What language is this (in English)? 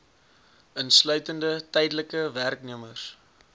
Afrikaans